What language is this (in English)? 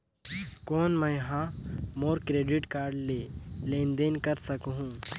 Chhattisgarhi